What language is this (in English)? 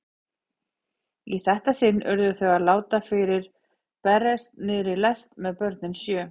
Icelandic